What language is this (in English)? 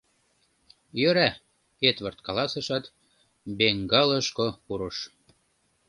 Mari